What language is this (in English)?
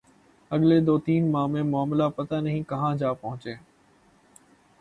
Urdu